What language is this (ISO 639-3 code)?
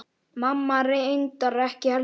isl